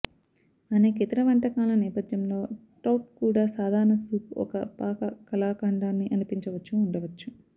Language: Telugu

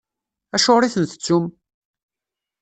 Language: Kabyle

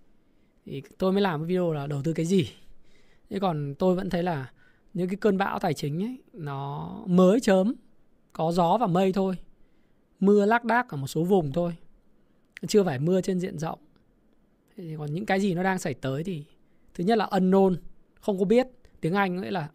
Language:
Vietnamese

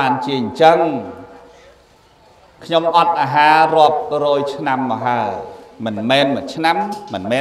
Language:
Vietnamese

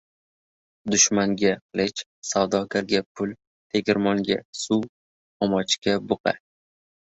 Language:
Uzbek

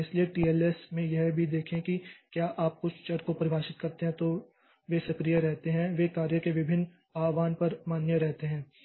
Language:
Hindi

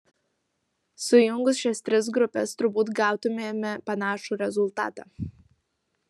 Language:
Lithuanian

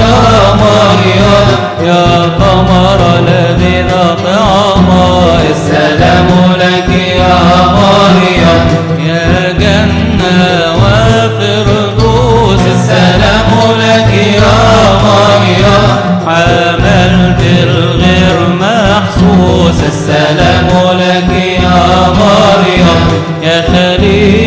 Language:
Arabic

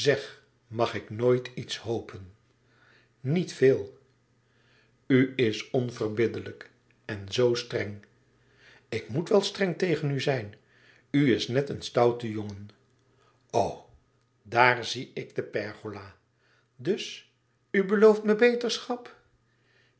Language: Dutch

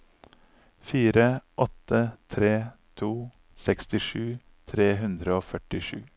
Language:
Norwegian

